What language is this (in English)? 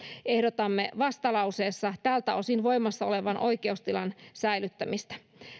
Finnish